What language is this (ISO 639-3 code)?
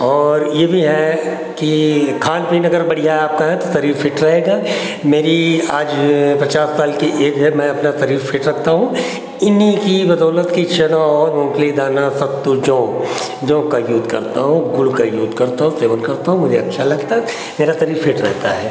hin